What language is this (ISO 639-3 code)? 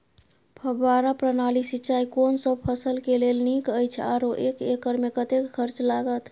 mai